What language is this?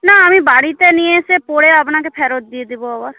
Bangla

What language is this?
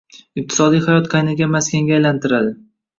Uzbek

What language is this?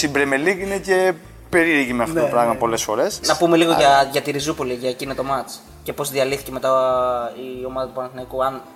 Greek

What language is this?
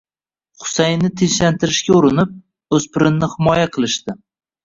Uzbek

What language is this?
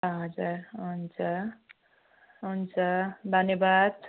Nepali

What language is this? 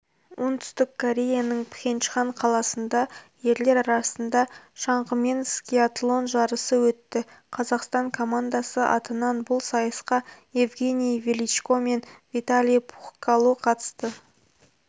Kazakh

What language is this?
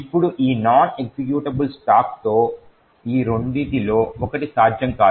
Telugu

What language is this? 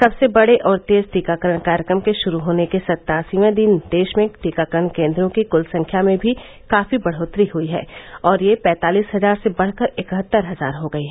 Hindi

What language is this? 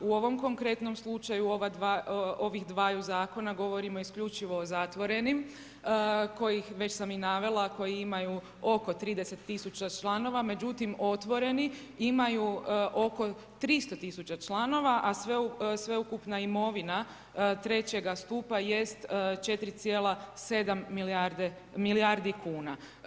Croatian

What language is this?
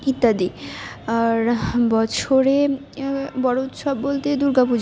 Bangla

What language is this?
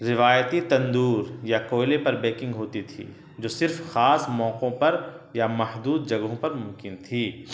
Urdu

